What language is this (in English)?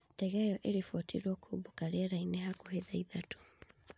Kikuyu